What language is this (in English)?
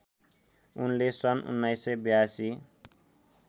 Nepali